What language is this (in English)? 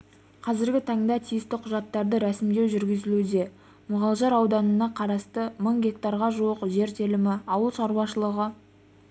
Kazakh